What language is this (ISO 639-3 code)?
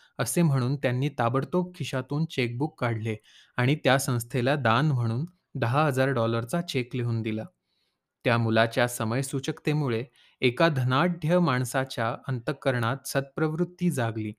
mar